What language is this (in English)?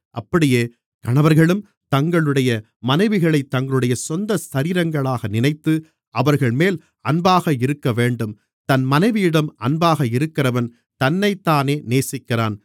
Tamil